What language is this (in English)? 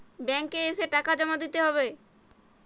Bangla